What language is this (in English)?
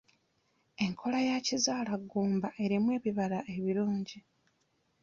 Ganda